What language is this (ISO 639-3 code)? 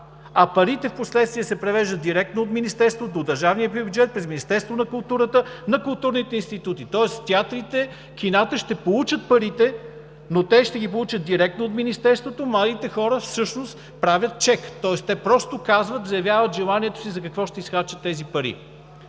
bul